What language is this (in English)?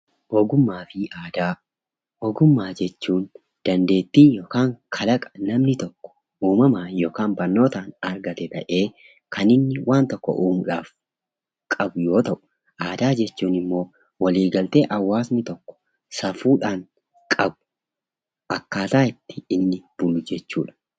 Oromo